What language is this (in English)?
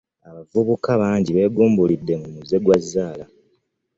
Ganda